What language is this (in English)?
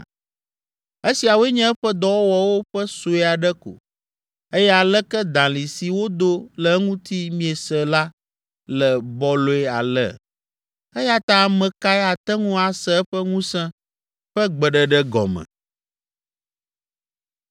Ewe